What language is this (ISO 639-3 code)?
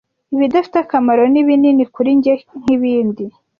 kin